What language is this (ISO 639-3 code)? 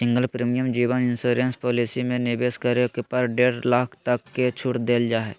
mag